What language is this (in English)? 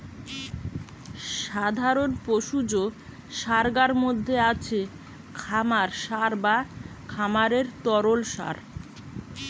Bangla